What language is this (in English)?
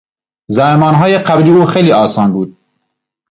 Persian